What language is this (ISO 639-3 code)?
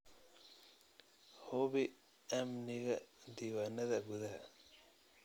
som